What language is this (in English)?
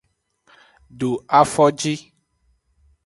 Aja (Benin)